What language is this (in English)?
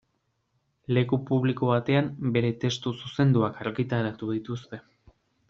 Basque